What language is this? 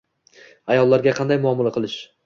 Uzbek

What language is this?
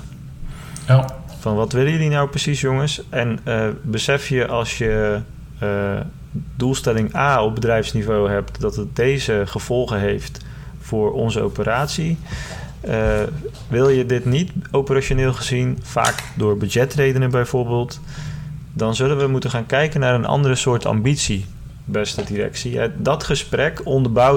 Dutch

